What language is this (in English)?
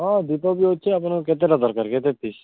Odia